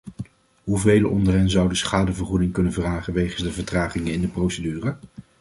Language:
Dutch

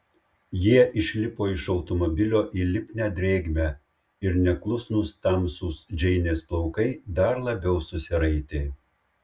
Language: Lithuanian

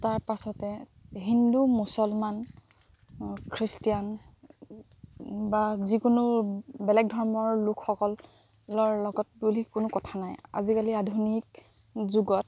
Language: Assamese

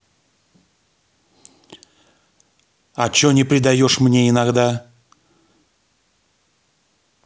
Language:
Russian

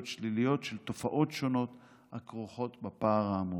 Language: Hebrew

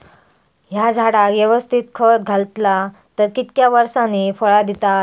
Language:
Marathi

